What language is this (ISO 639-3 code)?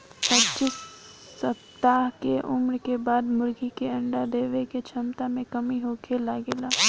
bho